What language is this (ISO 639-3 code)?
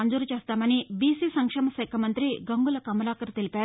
tel